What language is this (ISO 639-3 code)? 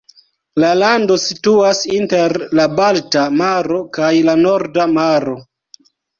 epo